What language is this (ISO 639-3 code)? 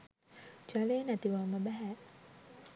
sin